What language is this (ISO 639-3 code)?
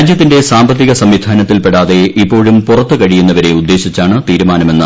mal